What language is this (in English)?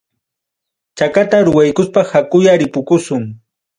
Ayacucho Quechua